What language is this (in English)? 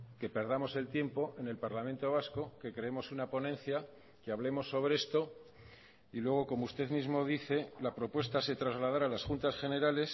Spanish